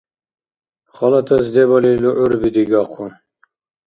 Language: Dargwa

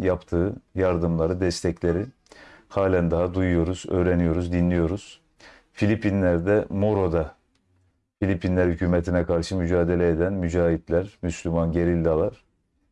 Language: Turkish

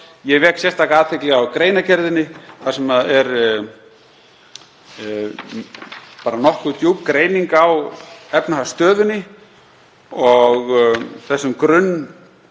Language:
Icelandic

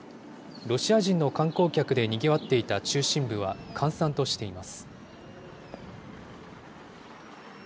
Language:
Japanese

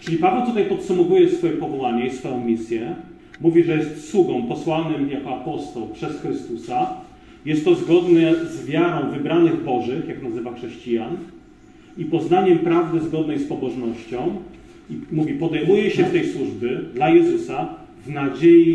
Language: Polish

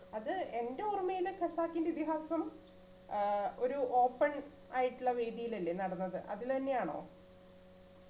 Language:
Malayalam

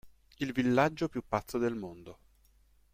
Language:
Italian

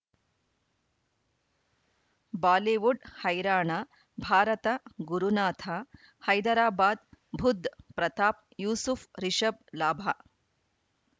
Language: Kannada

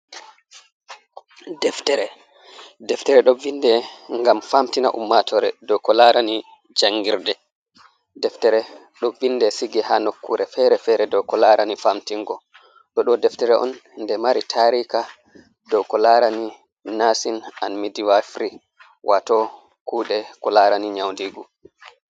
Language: Fula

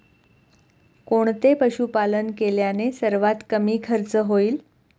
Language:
Marathi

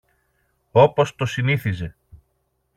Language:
Greek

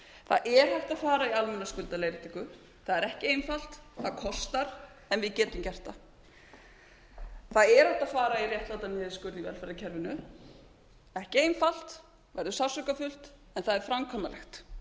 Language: Icelandic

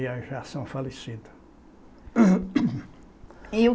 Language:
Portuguese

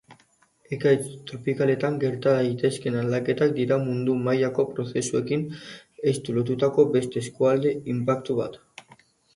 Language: Basque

